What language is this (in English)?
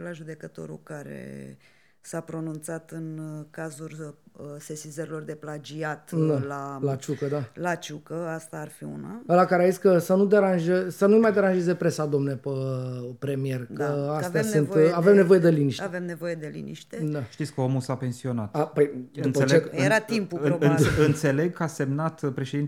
Romanian